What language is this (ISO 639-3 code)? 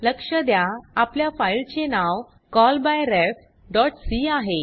mar